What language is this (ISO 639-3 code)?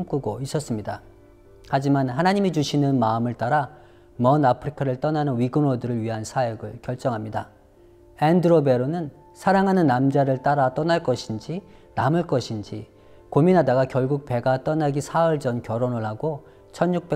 kor